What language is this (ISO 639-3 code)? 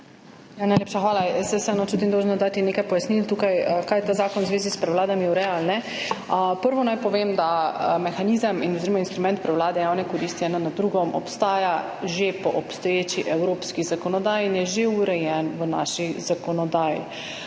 slv